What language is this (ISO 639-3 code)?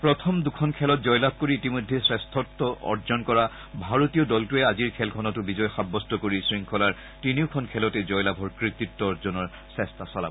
asm